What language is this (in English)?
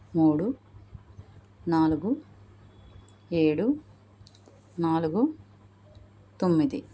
Telugu